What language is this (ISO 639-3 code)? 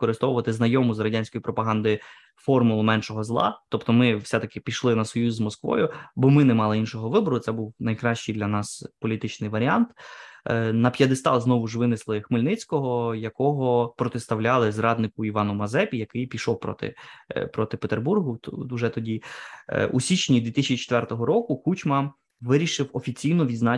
ukr